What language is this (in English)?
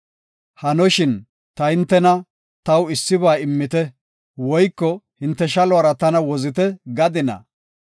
Gofa